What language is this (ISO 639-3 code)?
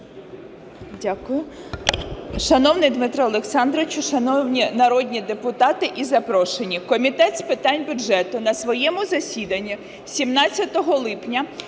ukr